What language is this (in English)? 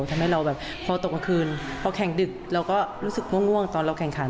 Thai